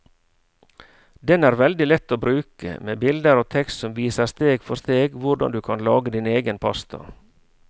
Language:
Norwegian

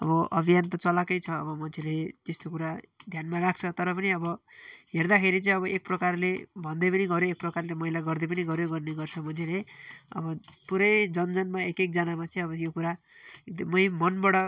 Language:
Nepali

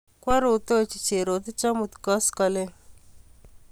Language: Kalenjin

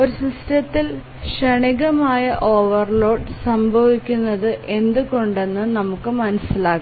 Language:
Malayalam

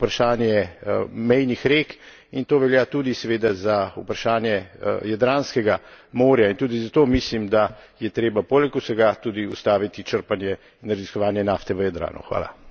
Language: Slovenian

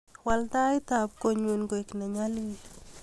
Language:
Kalenjin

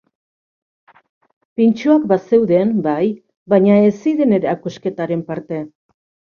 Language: Basque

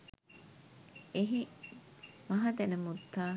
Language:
Sinhala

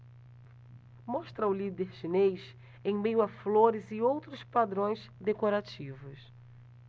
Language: Portuguese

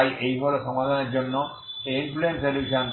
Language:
Bangla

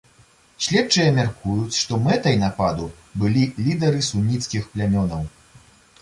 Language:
Belarusian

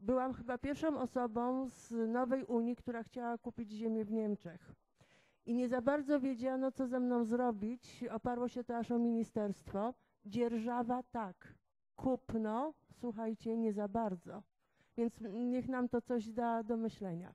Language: Polish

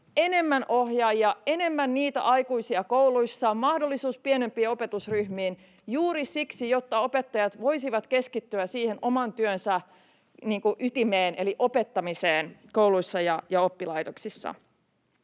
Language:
Finnish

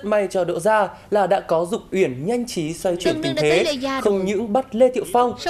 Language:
Vietnamese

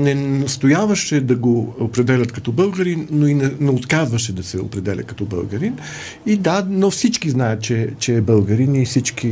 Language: Bulgarian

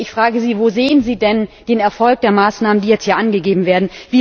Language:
German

